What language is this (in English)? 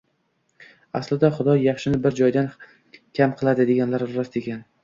Uzbek